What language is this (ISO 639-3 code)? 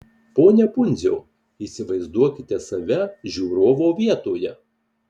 lit